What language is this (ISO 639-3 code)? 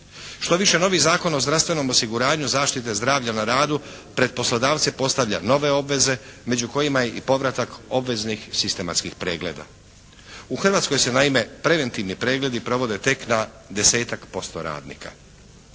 hrv